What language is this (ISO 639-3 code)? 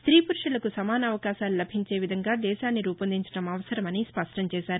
tel